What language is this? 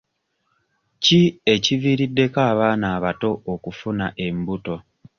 Ganda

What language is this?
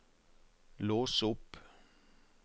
Norwegian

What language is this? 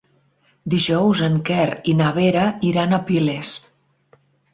Catalan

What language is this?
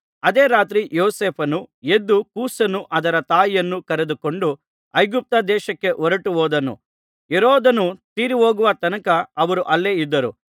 Kannada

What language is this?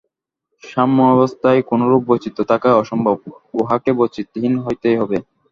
Bangla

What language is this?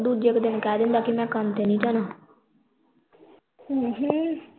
Punjabi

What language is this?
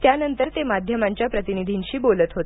Marathi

